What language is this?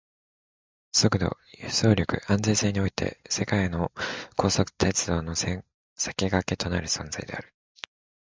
Japanese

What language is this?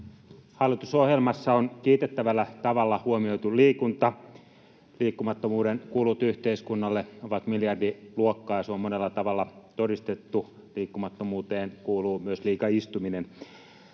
Finnish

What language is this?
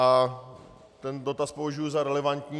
Czech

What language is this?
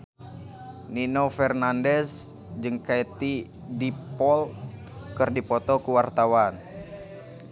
Sundanese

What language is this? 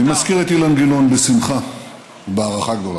Hebrew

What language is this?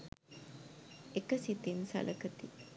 Sinhala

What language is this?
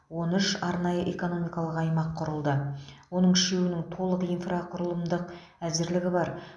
Kazakh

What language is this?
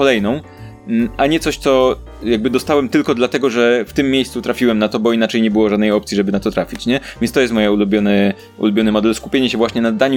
Polish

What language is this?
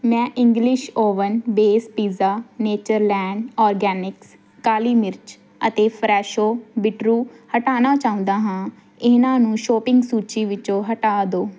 Punjabi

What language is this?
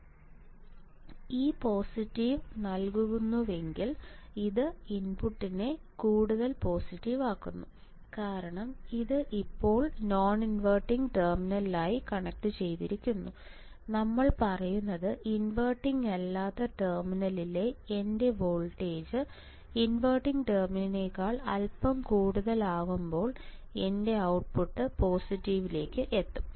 Malayalam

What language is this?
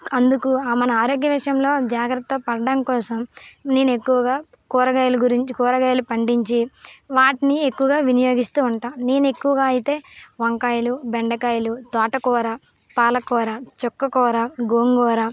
Telugu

